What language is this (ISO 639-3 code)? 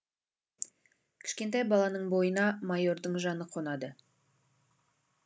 kaz